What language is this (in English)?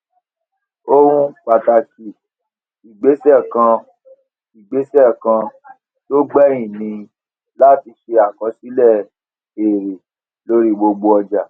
Yoruba